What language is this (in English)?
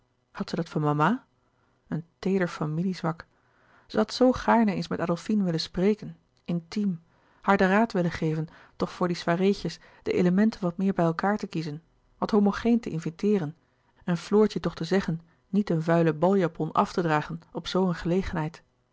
Dutch